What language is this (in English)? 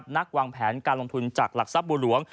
Thai